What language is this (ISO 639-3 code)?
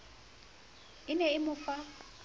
sot